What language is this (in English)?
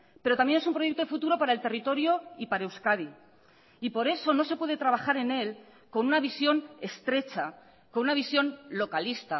Spanish